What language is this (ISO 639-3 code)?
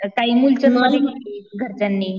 mar